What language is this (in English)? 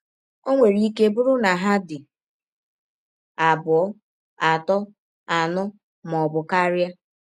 Igbo